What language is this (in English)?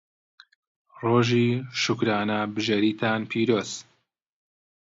Central Kurdish